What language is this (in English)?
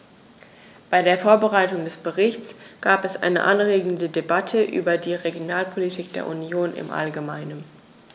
German